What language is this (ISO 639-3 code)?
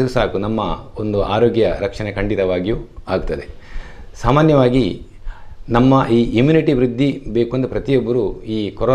kan